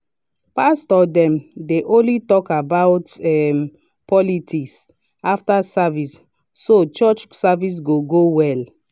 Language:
Nigerian Pidgin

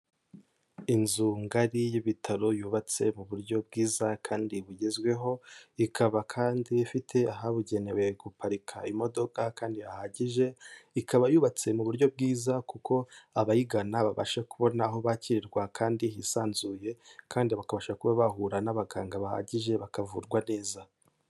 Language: Kinyarwanda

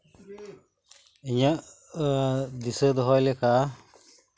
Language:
Santali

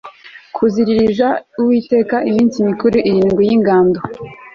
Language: Kinyarwanda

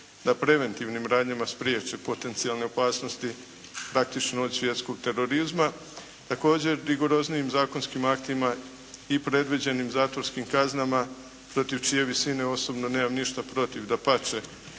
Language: Croatian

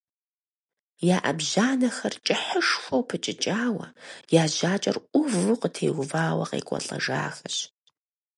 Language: Kabardian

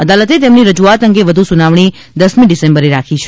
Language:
Gujarati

